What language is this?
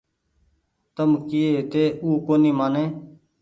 Goaria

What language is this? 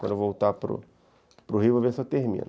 Portuguese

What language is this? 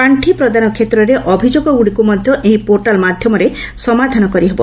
Odia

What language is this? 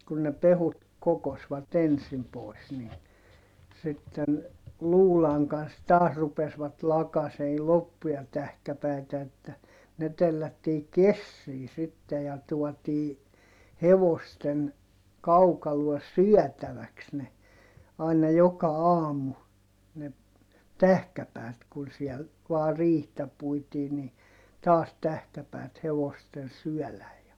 Finnish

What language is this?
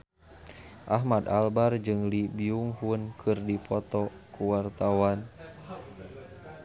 Sundanese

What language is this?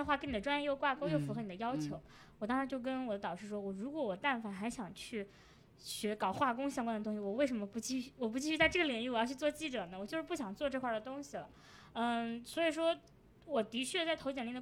Chinese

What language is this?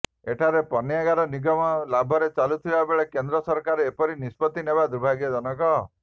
Odia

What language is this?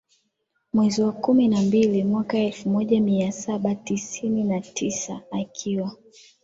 Swahili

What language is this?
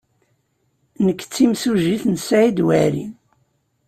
Kabyle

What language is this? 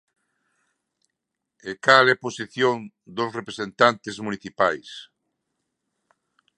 Galician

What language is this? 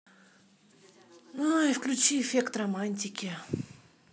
Russian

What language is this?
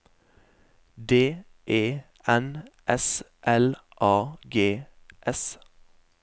Norwegian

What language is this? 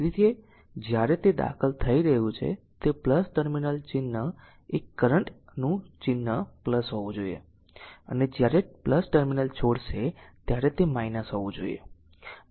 Gujarati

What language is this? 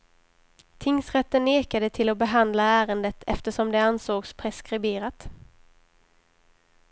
Swedish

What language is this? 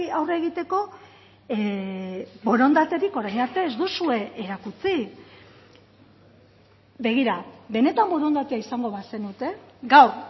Basque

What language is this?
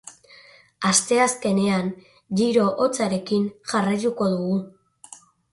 Basque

